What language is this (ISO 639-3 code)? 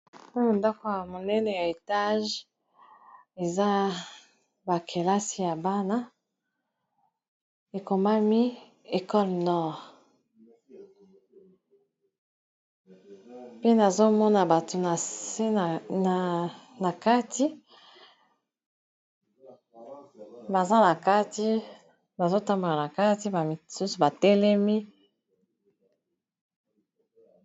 lin